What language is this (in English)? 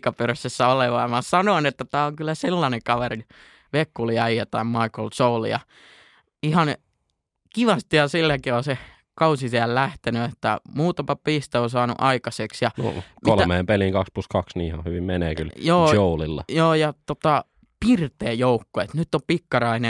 Finnish